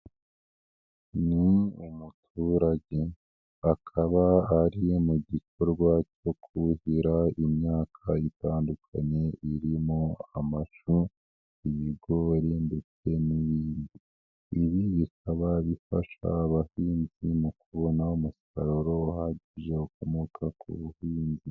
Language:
Kinyarwanda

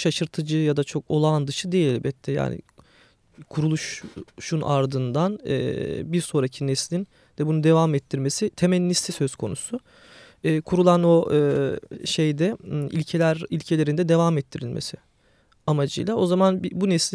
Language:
Turkish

